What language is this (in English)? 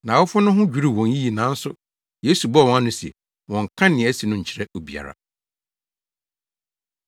Akan